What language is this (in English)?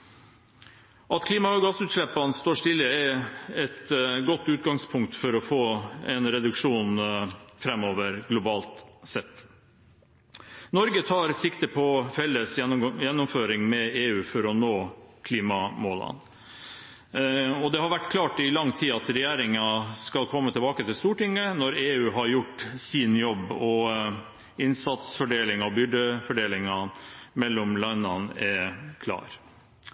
Norwegian Bokmål